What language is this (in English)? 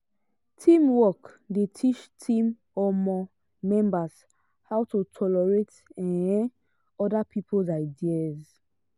Nigerian Pidgin